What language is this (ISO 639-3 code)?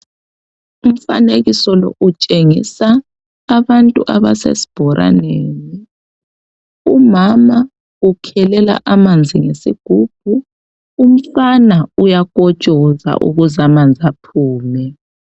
nde